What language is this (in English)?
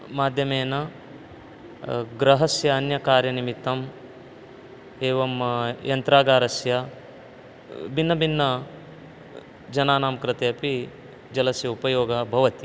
Sanskrit